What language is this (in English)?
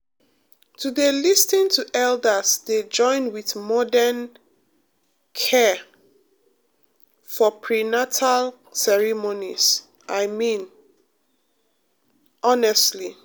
Nigerian Pidgin